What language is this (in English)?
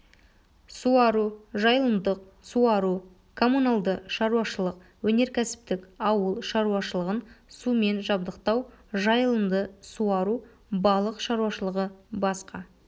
Kazakh